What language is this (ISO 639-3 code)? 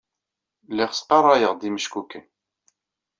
kab